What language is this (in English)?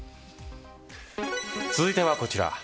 Japanese